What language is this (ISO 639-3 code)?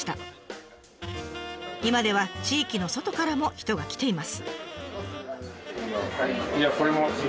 jpn